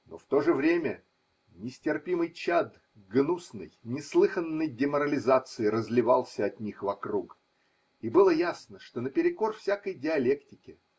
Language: Russian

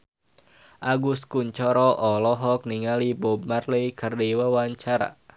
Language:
Sundanese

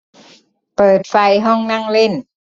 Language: Thai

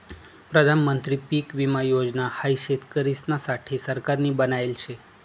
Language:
Marathi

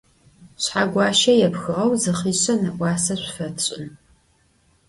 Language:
Adyghe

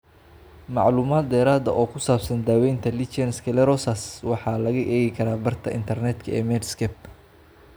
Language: Somali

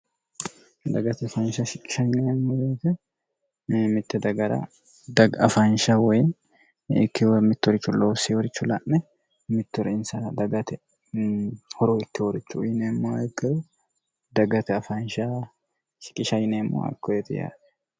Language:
Sidamo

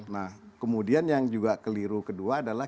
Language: Indonesian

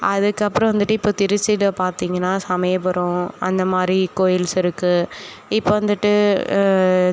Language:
Tamil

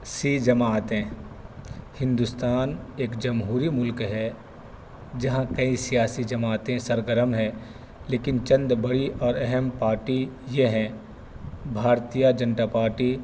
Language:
Urdu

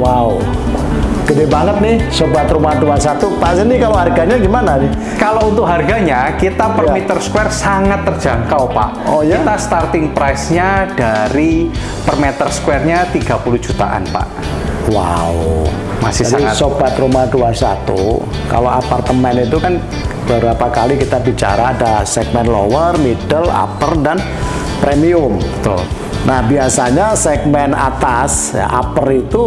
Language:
Indonesian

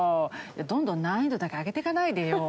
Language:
Japanese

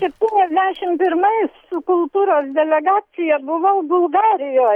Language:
Lithuanian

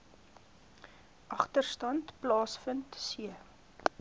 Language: Afrikaans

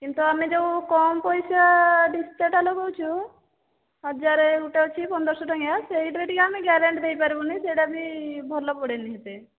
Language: Odia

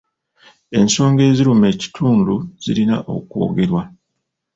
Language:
Ganda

